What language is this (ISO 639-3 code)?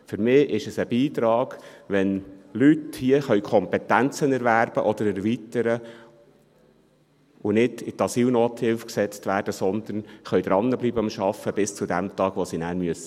gsw